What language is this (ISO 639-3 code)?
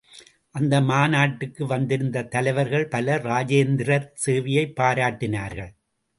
tam